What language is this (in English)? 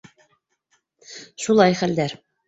Bashkir